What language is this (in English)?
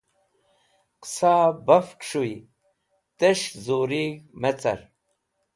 Wakhi